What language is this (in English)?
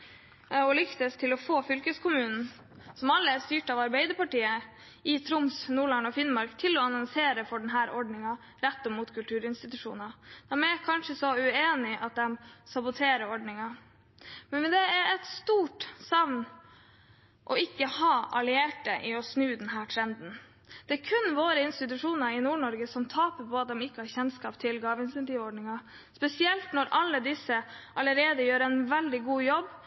Norwegian Bokmål